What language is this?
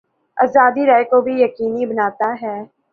Urdu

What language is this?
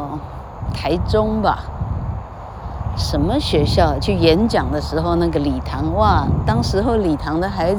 Chinese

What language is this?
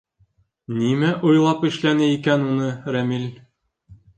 Bashkir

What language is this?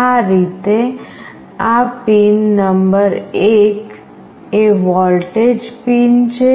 Gujarati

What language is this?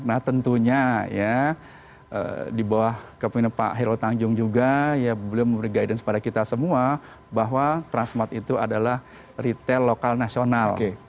Indonesian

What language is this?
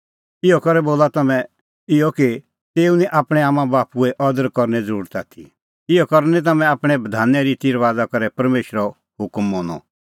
Kullu Pahari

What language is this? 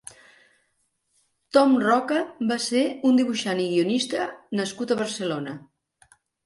Catalan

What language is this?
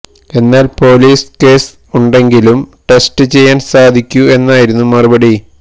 Malayalam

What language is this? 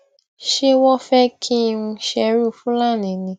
Yoruba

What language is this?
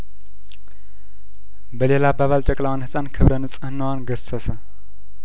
Amharic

